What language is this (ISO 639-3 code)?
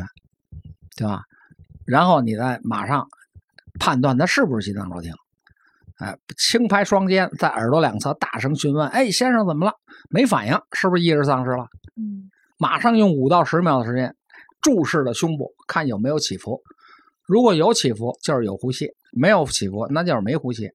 zho